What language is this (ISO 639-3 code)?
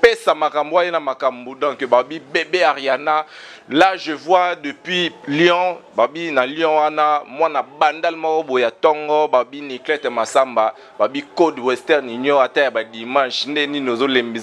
fra